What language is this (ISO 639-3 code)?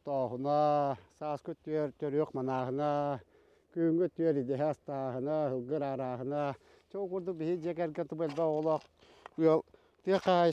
tur